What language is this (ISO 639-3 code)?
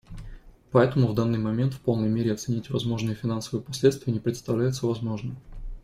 rus